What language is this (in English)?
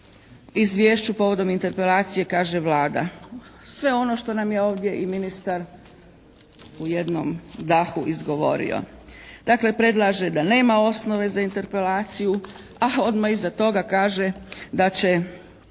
Croatian